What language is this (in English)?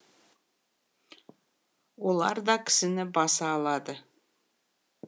Kazakh